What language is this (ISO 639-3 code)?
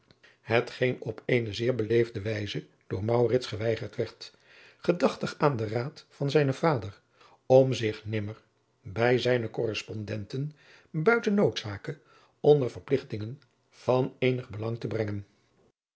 nld